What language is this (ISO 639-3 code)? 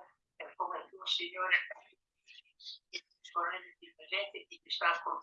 ita